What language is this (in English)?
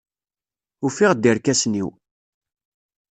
Kabyle